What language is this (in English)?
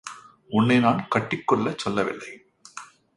Tamil